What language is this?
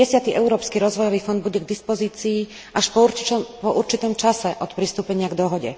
Slovak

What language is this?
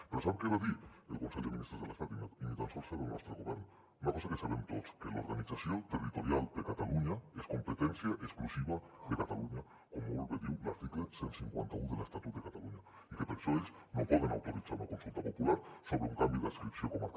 Catalan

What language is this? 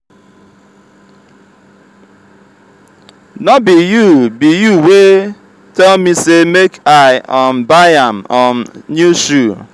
Nigerian Pidgin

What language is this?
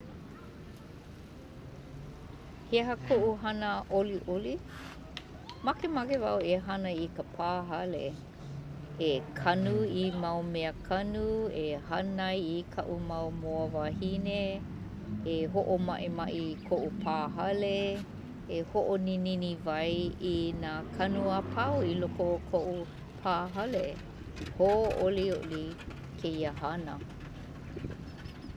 Hawaiian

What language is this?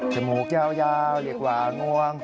Thai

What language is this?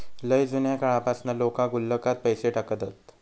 Marathi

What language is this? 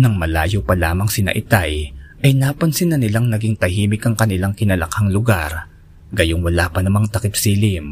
Filipino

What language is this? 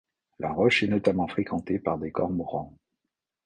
French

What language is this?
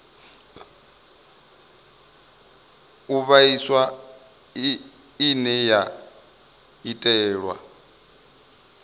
Venda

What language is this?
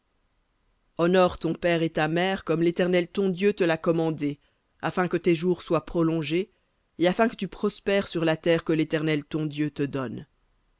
French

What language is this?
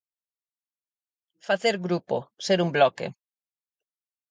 Galician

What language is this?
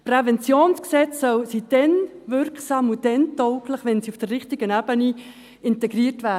Swiss German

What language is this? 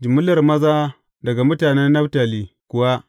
Hausa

